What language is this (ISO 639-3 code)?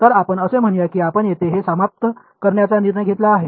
mar